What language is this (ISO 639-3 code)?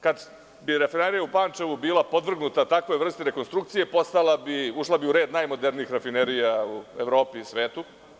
srp